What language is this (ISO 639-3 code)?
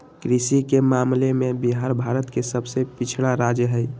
mag